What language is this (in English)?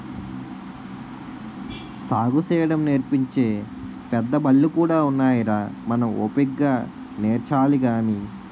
Telugu